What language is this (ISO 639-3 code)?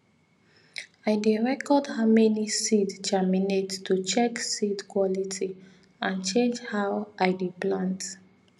pcm